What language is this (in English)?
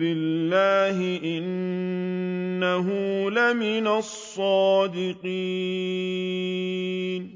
Arabic